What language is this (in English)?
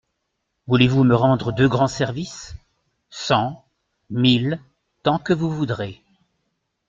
French